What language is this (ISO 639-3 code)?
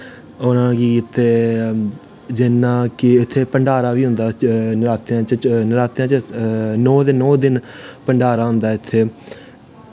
doi